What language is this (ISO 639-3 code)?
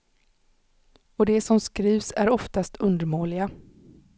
swe